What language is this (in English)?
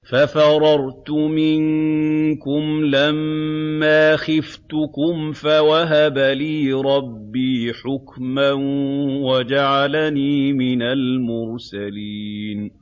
Arabic